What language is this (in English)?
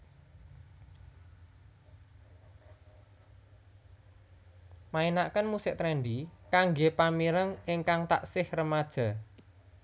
Javanese